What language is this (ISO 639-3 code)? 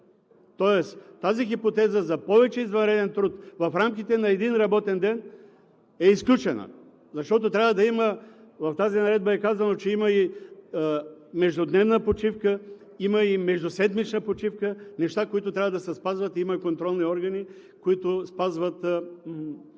bul